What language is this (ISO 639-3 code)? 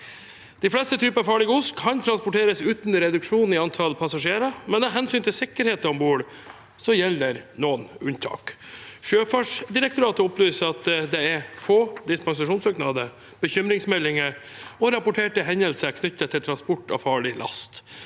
nor